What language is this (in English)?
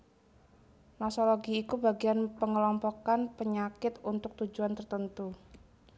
Javanese